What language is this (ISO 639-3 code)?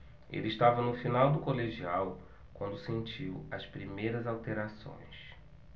por